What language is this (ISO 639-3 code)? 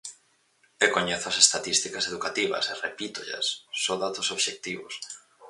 glg